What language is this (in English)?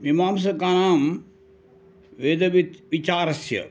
Sanskrit